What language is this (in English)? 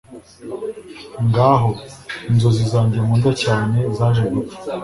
Kinyarwanda